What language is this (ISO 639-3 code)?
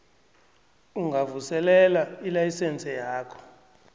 nbl